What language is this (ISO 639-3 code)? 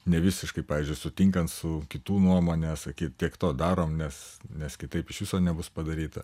lit